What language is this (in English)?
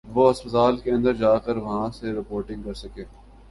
Urdu